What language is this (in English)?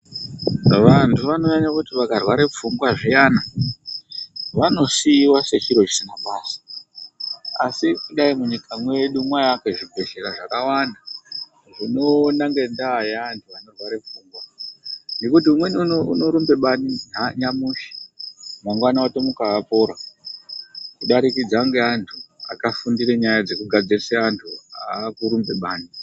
Ndau